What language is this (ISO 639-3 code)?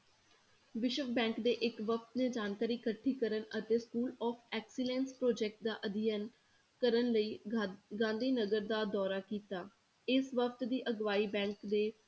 pan